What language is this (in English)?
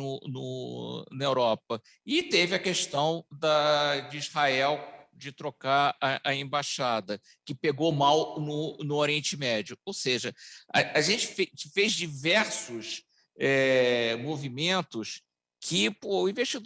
Portuguese